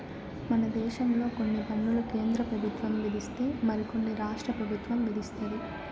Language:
Telugu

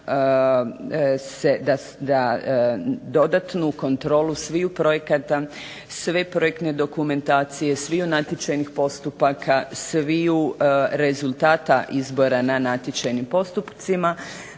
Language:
Croatian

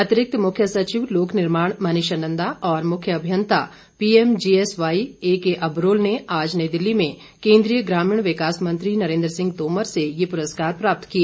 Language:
Hindi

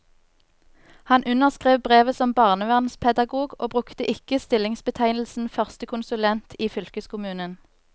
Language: Norwegian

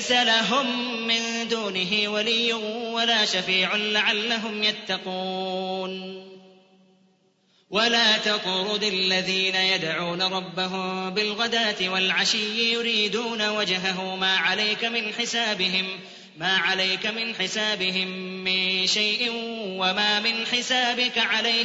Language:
Arabic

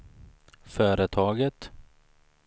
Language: Swedish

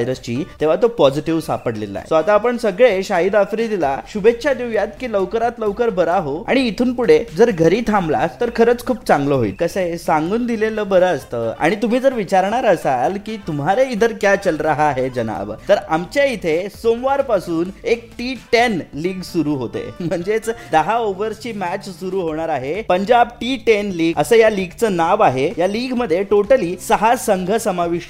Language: Hindi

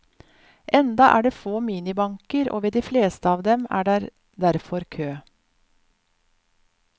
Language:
Norwegian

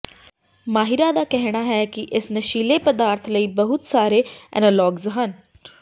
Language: Punjabi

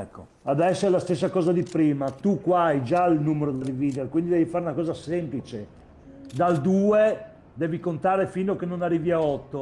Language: Italian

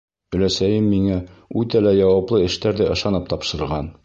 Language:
Bashkir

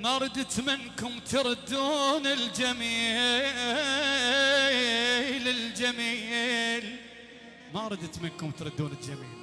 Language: Arabic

